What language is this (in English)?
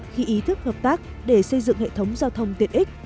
Vietnamese